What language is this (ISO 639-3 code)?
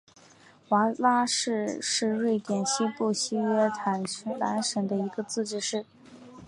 zho